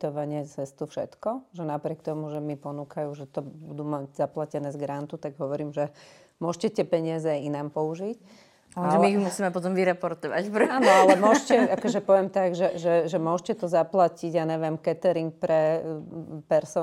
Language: Slovak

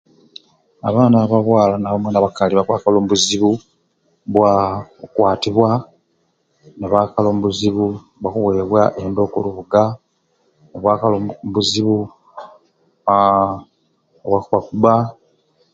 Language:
Ruuli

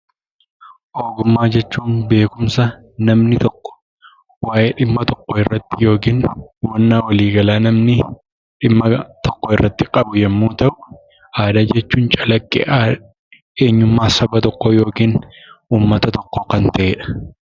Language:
Oromo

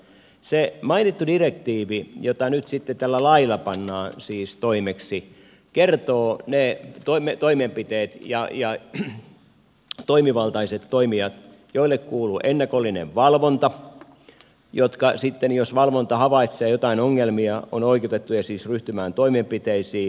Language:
Finnish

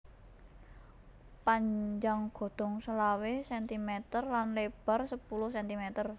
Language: Javanese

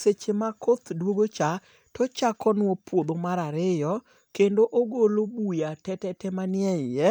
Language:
Luo (Kenya and Tanzania)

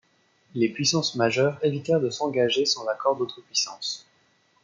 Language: French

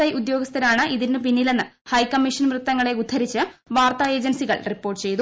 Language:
Malayalam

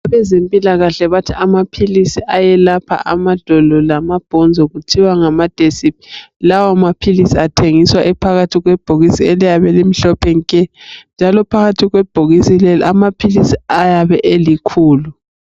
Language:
North Ndebele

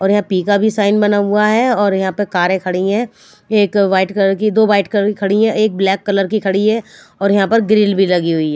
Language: Hindi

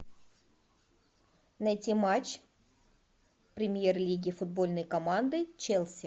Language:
Russian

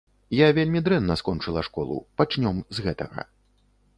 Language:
Belarusian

